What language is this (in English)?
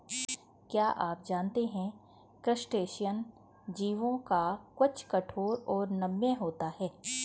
Hindi